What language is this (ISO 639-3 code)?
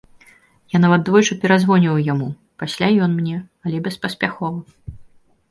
bel